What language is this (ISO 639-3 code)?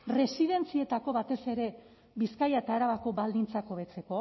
eus